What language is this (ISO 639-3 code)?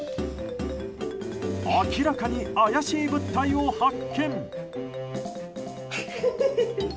jpn